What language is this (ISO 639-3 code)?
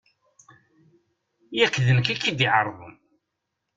kab